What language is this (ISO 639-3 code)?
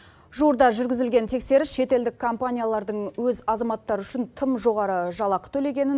kaz